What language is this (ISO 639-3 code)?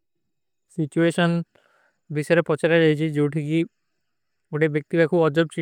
uki